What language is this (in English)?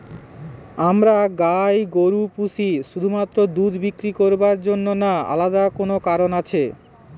Bangla